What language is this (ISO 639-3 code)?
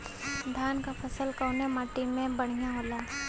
bho